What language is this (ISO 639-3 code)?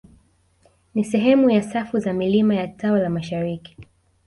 swa